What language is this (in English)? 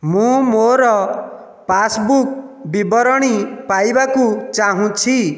Odia